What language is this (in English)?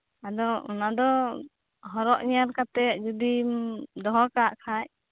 Santali